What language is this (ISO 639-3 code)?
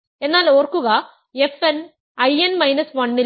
mal